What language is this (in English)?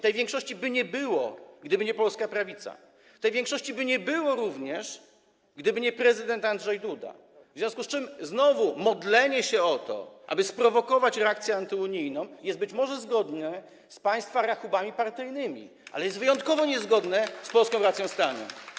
Polish